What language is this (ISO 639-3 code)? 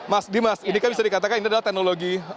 ind